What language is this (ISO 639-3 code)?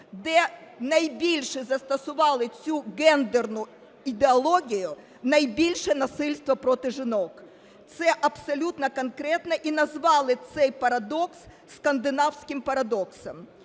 ukr